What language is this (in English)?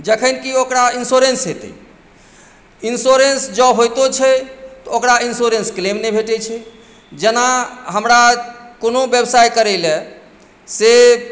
Maithili